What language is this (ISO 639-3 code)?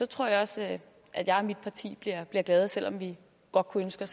dan